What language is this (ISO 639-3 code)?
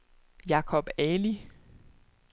dan